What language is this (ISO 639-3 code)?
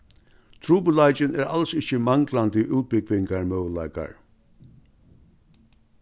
fao